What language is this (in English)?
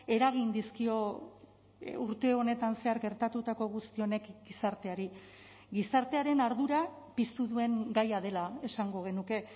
Basque